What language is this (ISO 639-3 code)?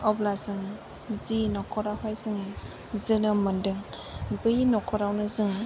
brx